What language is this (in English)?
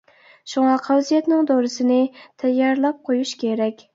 Uyghur